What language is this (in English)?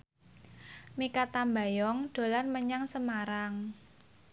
Javanese